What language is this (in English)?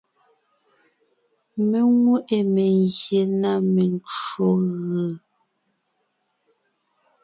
Ngiemboon